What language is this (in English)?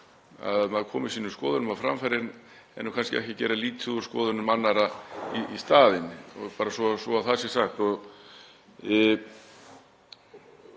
Icelandic